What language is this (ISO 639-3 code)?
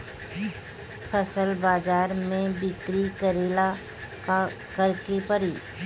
bho